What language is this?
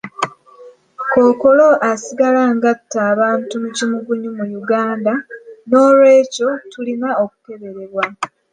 Ganda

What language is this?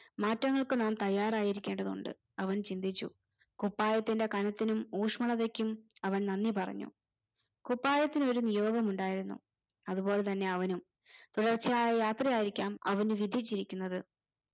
Malayalam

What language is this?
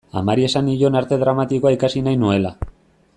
Basque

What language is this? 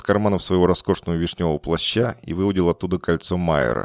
Russian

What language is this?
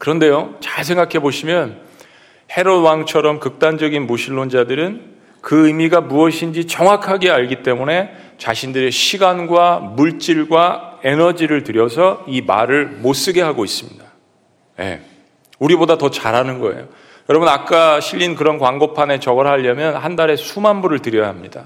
Korean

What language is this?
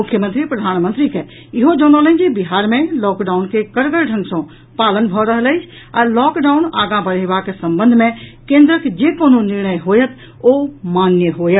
Maithili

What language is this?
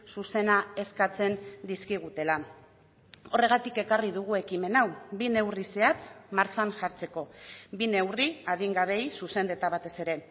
Basque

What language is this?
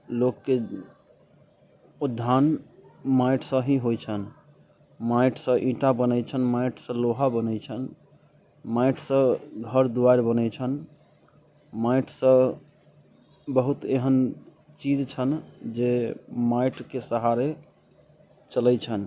Maithili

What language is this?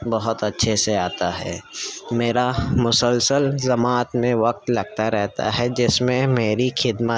Urdu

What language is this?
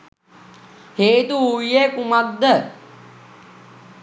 Sinhala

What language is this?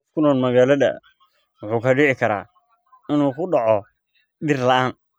Somali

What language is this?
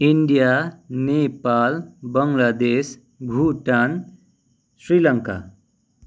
Nepali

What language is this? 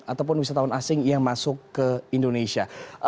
Indonesian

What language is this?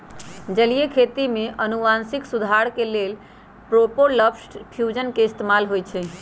Magahi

